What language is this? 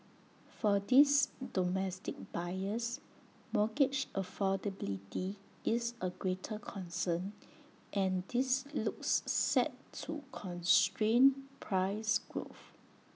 English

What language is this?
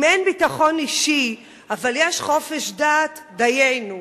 Hebrew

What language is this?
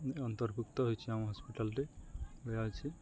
Odia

